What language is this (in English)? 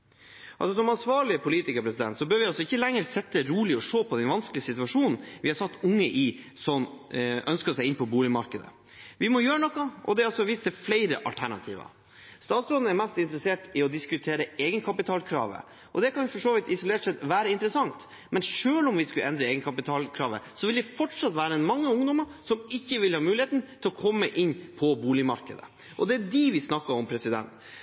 Norwegian Bokmål